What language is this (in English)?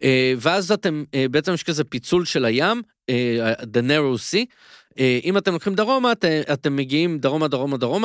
Hebrew